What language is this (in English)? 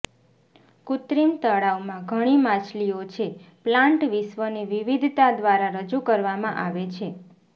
Gujarati